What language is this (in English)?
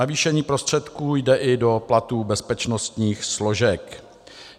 Czech